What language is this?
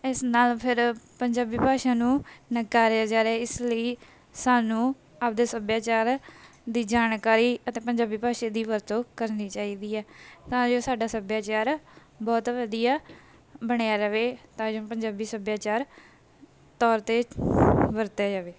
Punjabi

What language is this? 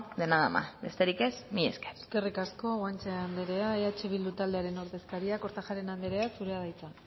Basque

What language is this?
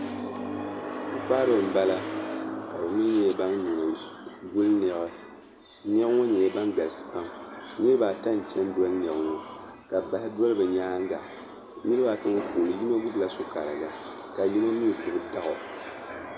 Dagbani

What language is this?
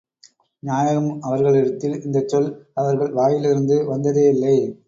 Tamil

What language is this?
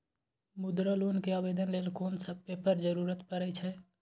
Maithili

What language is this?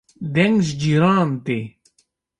Kurdish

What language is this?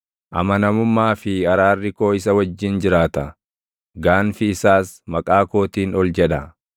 Oromo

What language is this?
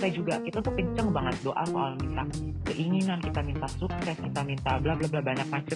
Indonesian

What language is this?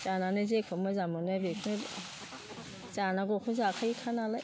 Bodo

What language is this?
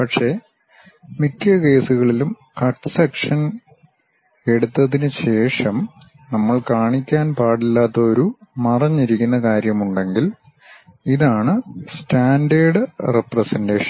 Malayalam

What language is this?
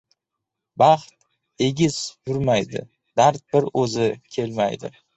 Uzbek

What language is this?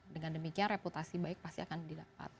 Indonesian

